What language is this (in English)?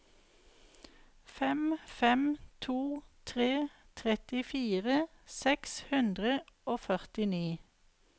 Norwegian